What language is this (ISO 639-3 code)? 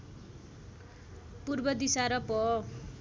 nep